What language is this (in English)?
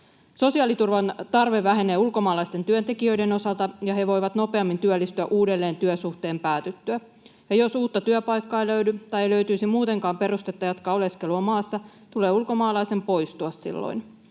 Finnish